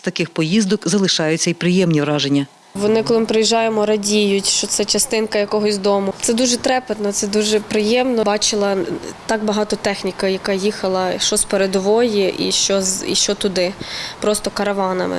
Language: Ukrainian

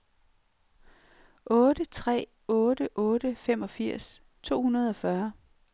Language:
Danish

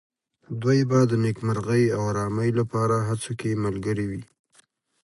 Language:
Pashto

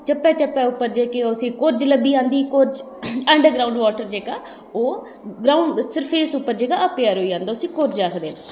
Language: Dogri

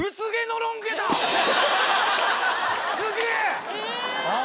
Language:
Japanese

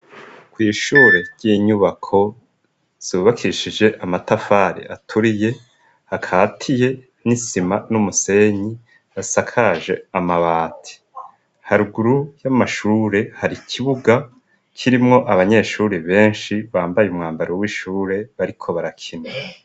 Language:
Rundi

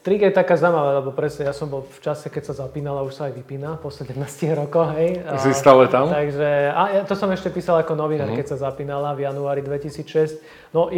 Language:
Slovak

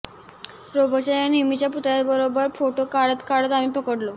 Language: Marathi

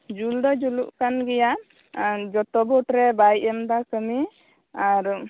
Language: Santali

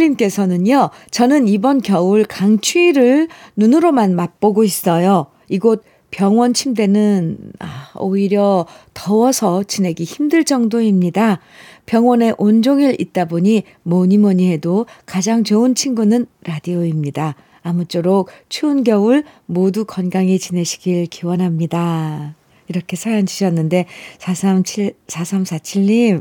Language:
Korean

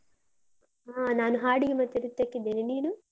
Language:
Kannada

